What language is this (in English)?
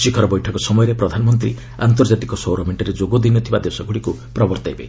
Odia